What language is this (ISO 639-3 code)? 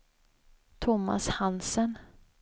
swe